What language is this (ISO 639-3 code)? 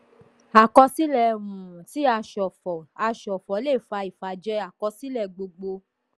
yor